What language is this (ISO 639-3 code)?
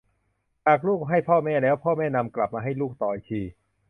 tha